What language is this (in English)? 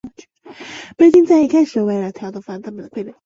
Chinese